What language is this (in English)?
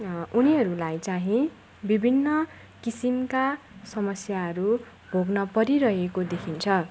Nepali